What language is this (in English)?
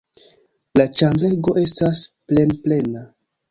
Esperanto